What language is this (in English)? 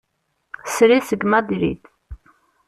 Kabyle